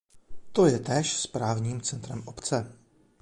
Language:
Czech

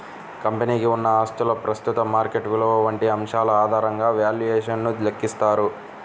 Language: Telugu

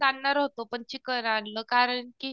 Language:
Marathi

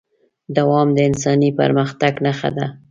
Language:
Pashto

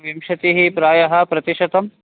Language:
Sanskrit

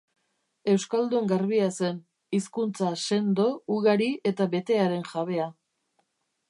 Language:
Basque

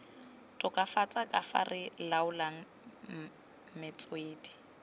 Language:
Tswana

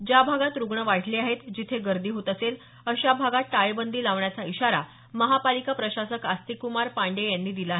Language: Marathi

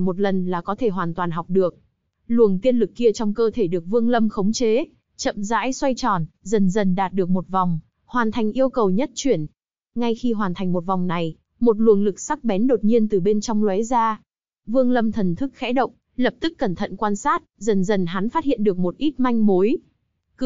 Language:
Vietnamese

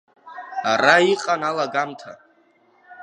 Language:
Abkhazian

